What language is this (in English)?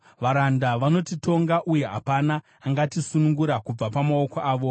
Shona